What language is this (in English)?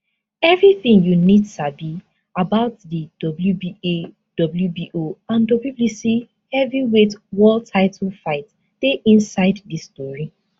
Nigerian Pidgin